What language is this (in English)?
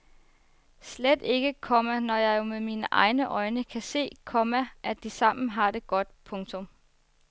Danish